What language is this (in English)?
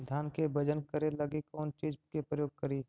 Magahi